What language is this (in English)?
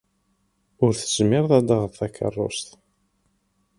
Kabyle